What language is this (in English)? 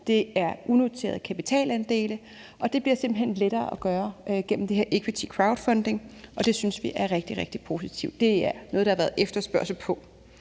Danish